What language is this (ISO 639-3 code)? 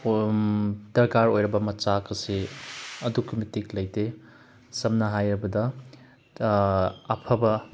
mni